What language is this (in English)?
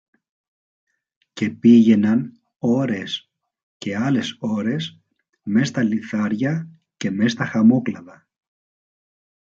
Greek